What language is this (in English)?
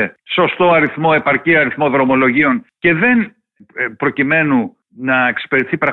Greek